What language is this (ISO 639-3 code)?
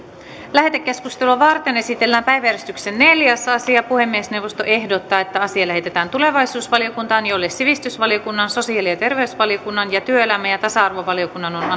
fin